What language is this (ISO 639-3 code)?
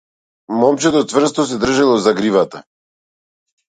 mkd